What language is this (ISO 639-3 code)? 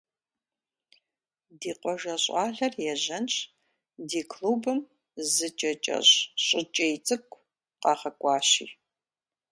kbd